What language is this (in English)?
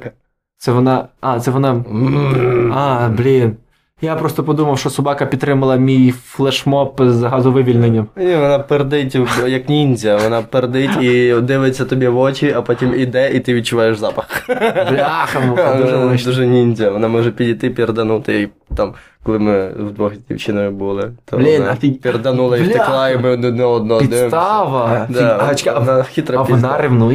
Ukrainian